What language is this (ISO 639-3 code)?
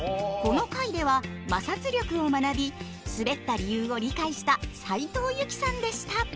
jpn